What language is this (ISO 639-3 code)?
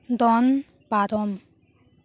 sat